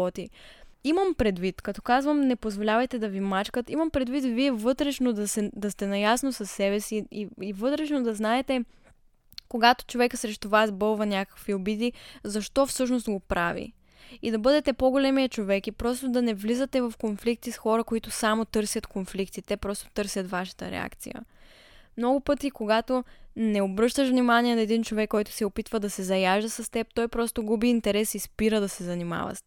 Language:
Bulgarian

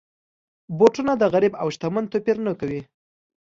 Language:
Pashto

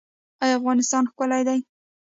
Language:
Pashto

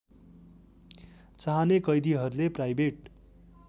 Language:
Nepali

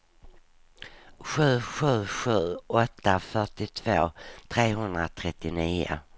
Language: Swedish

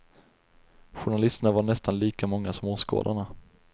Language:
Swedish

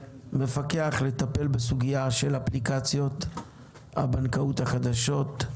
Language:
Hebrew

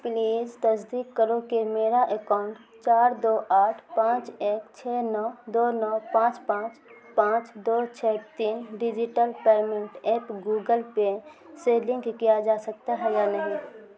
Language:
Urdu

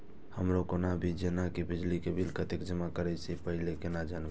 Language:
Maithili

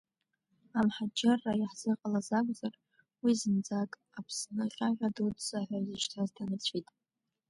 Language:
Abkhazian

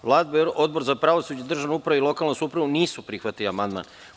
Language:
Serbian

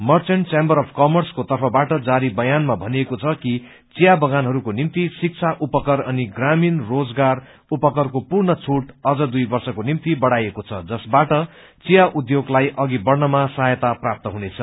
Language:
Nepali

